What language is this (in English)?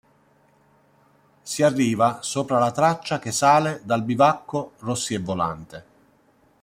Italian